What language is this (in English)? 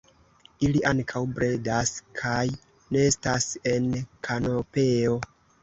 Esperanto